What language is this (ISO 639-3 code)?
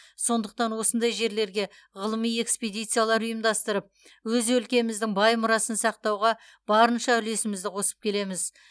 kaz